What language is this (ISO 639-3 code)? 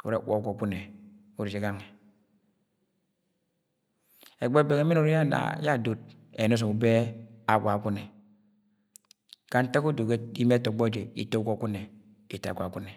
yay